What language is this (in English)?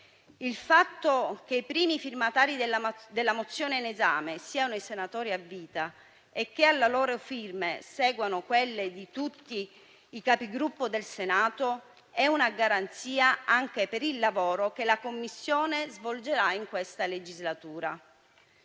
Italian